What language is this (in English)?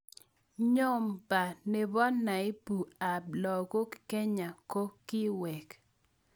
Kalenjin